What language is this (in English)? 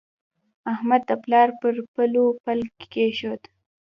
Pashto